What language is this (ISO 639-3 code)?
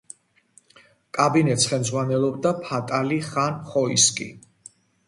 kat